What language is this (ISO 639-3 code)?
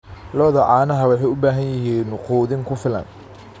som